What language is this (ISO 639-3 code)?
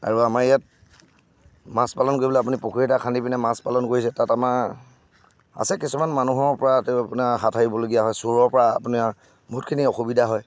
asm